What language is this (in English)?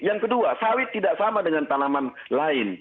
Indonesian